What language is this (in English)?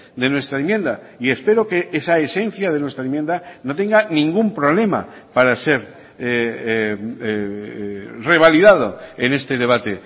Spanish